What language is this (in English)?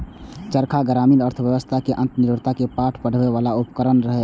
Maithili